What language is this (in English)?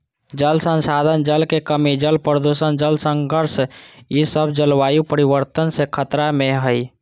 Magahi